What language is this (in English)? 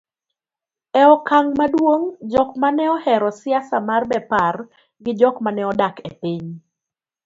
Luo (Kenya and Tanzania)